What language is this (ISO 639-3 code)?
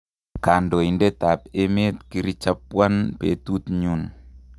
kln